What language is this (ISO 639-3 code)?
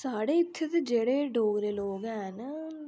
doi